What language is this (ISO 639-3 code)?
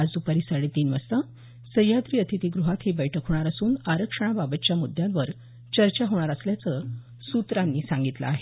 mar